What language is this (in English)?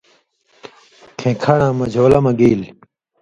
Indus Kohistani